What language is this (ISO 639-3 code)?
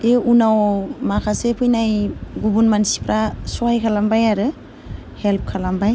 brx